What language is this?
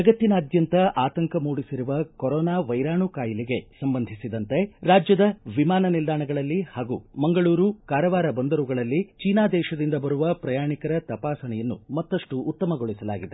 Kannada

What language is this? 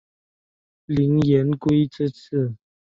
Chinese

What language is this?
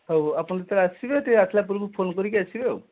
Odia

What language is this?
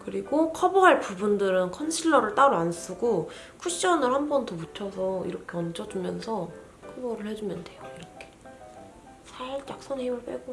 Korean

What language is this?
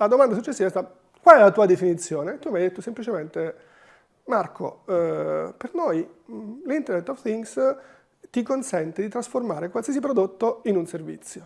Italian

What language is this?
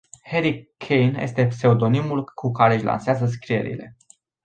Romanian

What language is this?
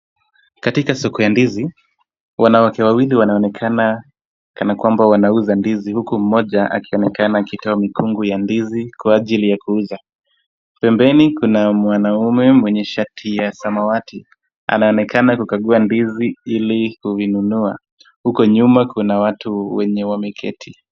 Swahili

